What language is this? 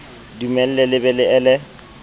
Southern Sotho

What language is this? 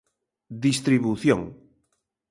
Galician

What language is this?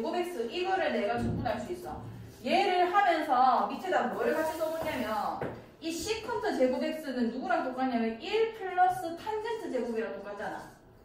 Korean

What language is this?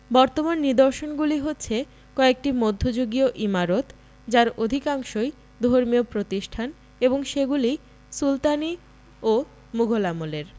Bangla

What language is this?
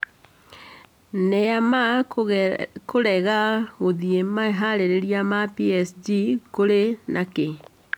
Kikuyu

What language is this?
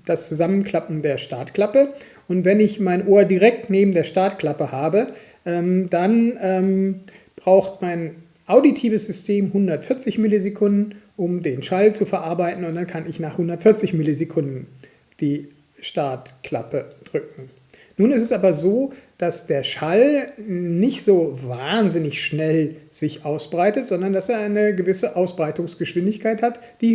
German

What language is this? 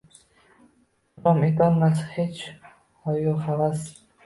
Uzbek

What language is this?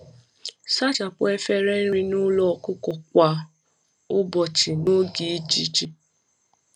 Igbo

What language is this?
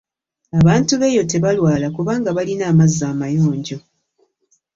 Ganda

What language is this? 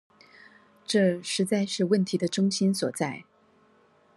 Chinese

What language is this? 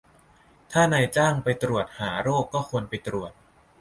Thai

